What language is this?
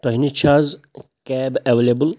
Kashmiri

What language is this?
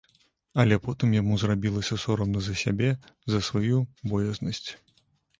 Belarusian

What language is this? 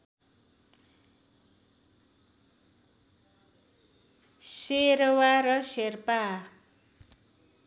Nepali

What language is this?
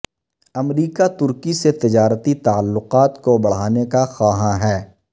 Urdu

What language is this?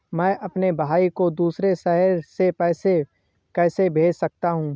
Hindi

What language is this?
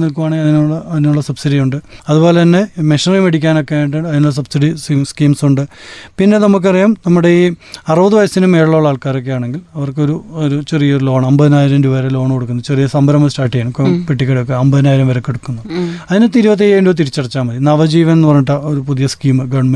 Malayalam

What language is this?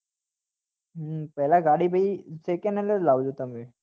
Gujarati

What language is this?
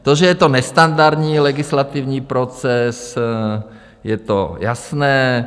Czech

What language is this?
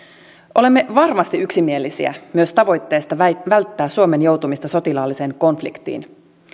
Finnish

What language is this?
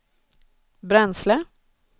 Swedish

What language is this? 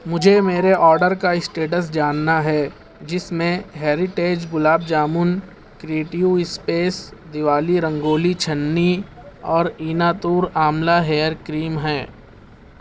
Urdu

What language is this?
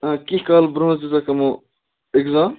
Kashmiri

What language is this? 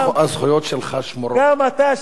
Hebrew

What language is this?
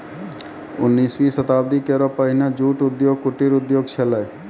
Maithili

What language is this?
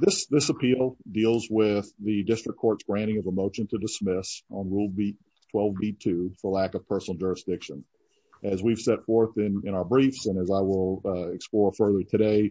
English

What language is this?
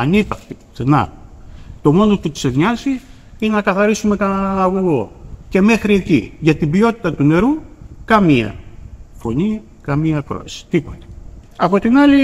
Greek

